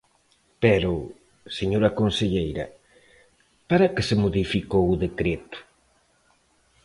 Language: Galician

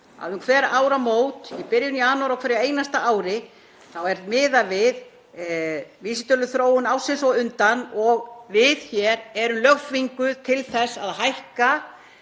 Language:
Icelandic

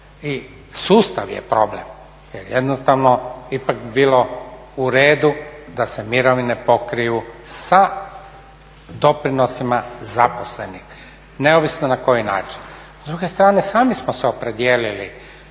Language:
Croatian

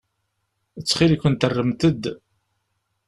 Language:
Kabyle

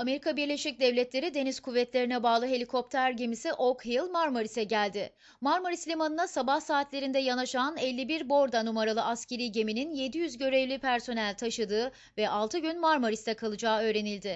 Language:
Turkish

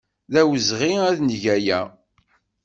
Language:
Kabyle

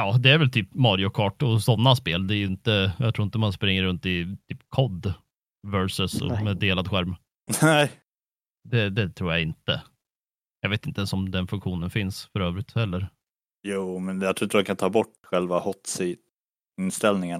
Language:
Swedish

